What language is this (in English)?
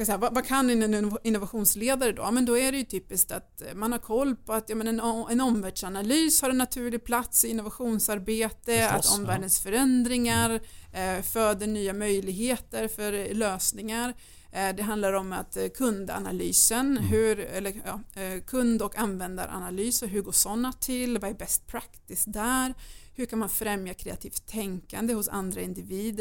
Swedish